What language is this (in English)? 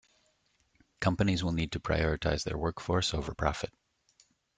English